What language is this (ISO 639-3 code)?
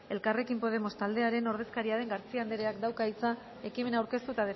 eus